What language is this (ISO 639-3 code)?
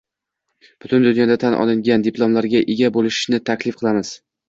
uzb